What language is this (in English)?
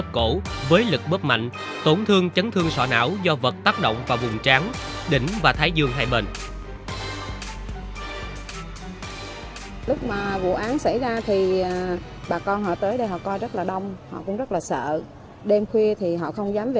Vietnamese